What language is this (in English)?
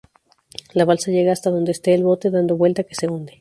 Spanish